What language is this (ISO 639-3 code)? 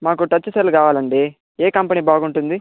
tel